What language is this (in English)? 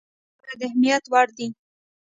Pashto